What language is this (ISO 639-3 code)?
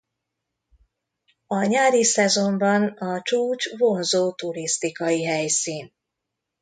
hun